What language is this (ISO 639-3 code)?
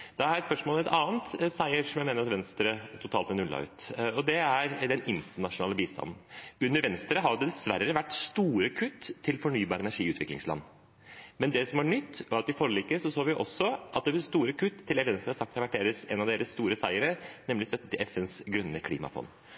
nob